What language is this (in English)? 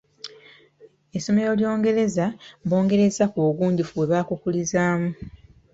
Ganda